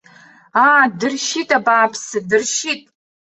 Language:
Abkhazian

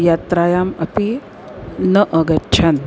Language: Sanskrit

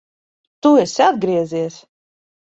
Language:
Latvian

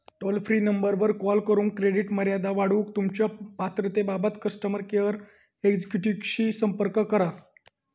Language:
Marathi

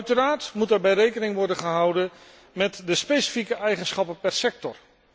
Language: Dutch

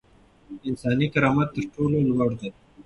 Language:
Pashto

